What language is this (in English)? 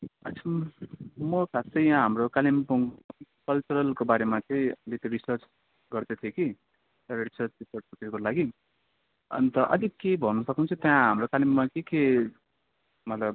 Nepali